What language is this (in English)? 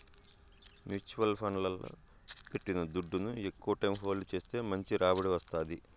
Telugu